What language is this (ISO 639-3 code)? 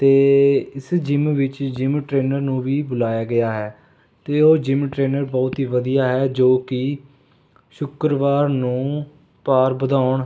pan